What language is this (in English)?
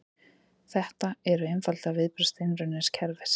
Icelandic